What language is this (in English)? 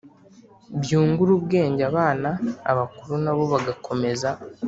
Kinyarwanda